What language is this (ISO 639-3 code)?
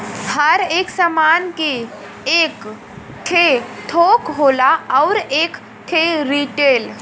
bho